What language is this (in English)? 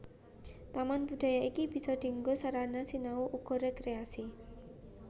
Javanese